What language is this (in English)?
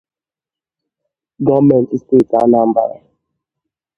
Igbo